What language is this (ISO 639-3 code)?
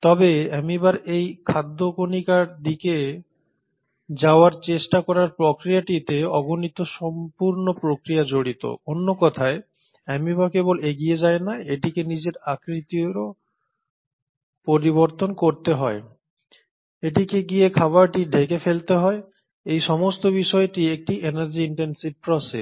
ben